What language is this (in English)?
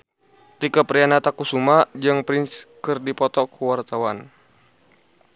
Sundanese